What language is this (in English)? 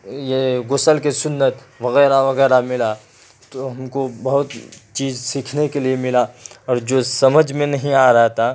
Urdu